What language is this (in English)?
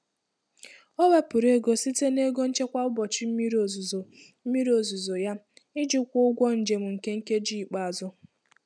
Igbo